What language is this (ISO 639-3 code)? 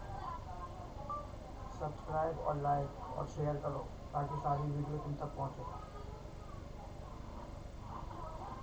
hin